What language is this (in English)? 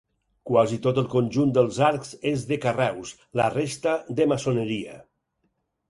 Catalan